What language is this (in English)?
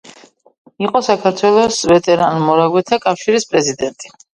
Georgian